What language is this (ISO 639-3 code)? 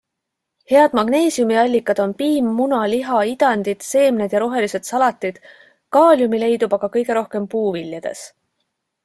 est